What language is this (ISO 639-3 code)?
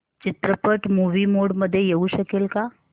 mar